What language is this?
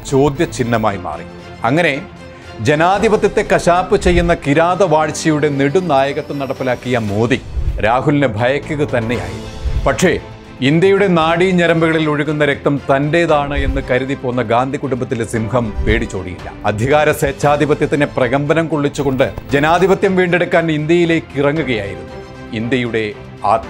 Malayalam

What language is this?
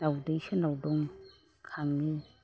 Bodo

